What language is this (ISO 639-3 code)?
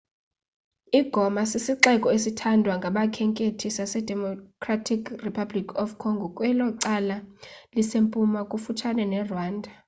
xho